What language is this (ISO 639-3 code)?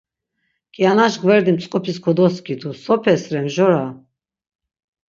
lzz